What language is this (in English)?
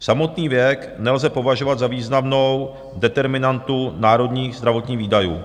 Czech